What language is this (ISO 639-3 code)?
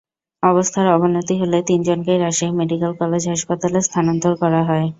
ben